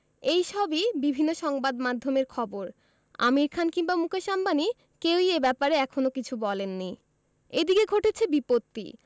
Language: Bangla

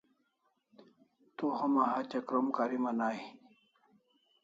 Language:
Kalasha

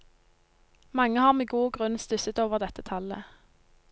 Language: Norwegian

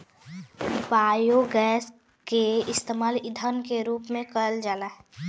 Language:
Bhojpuri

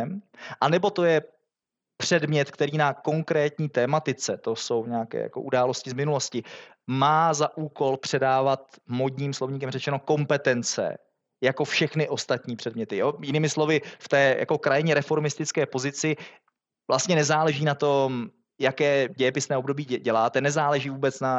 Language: Czech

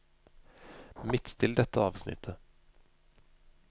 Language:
Norwegian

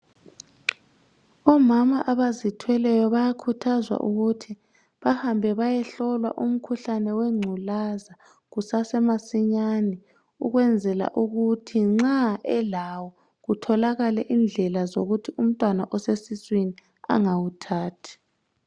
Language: North Ndebele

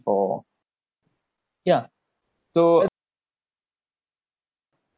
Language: English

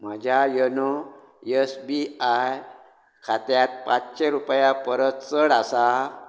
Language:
Konkani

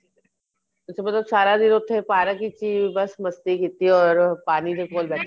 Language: Punjabi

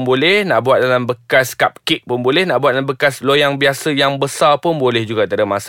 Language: Malay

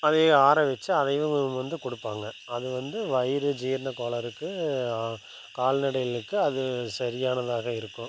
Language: Tamil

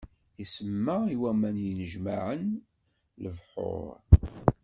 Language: Kabyle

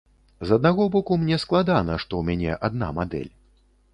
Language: Belarusian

